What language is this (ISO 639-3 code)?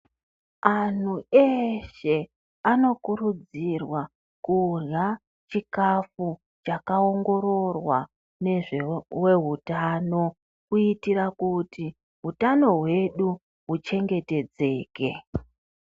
ndc